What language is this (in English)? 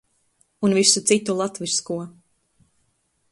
Latvian